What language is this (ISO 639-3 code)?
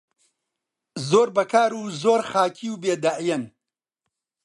ckb